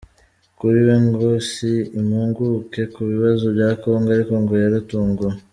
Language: Kinyarwanda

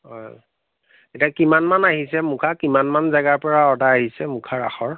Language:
Assamese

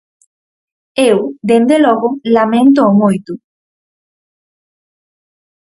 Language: Galician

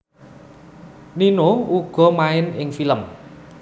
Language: Javanese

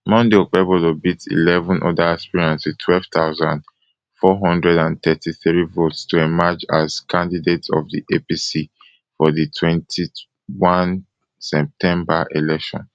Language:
Nigerian Pidgin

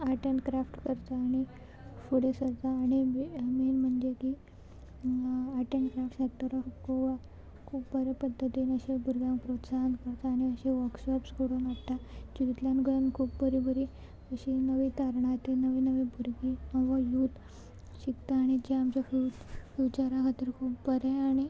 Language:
Konkani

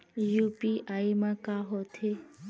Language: Chhattisgarhi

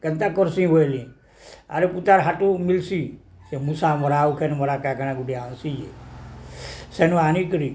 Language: Odia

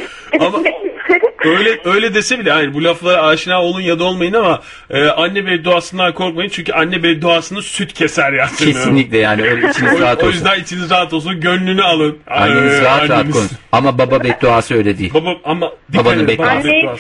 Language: Turkish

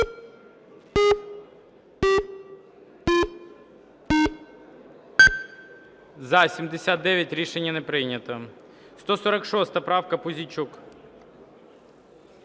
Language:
Ukrainian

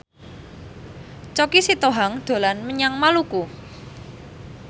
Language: Javanese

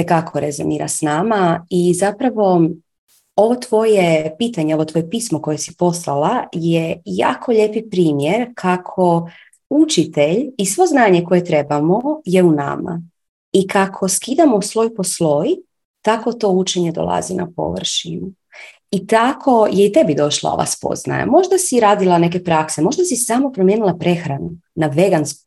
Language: Croatian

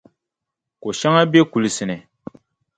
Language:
Dagbani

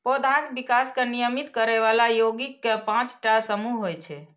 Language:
Maithili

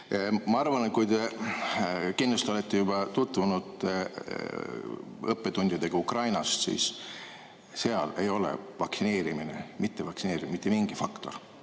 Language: Estonian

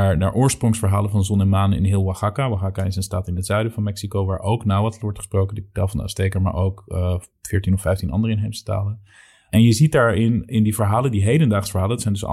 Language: Dutch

